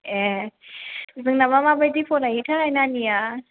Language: Bodo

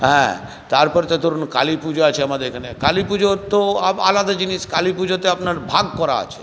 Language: Bangla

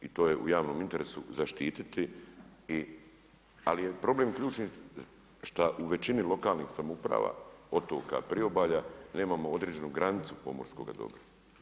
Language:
Croatian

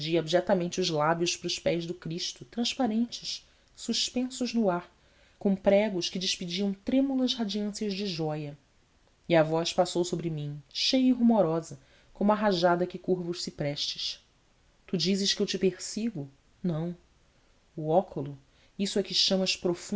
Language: Portuguese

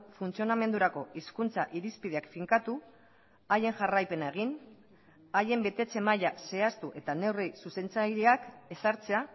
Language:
Basque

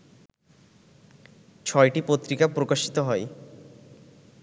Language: Bangla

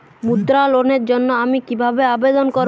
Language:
Bangla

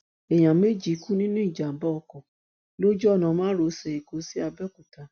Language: Yoruba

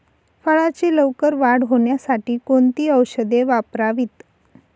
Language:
Marathi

